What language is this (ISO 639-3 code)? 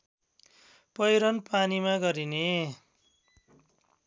nep